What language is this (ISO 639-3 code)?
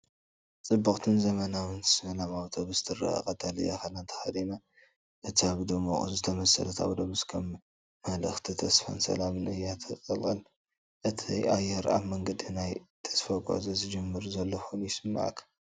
tir